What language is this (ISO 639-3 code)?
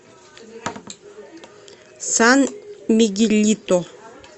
rus